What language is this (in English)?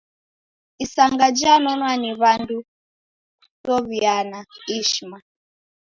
Taita